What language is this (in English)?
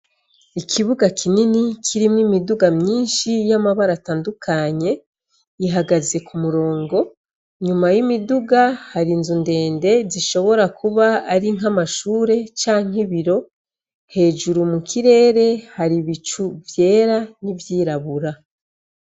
Rundi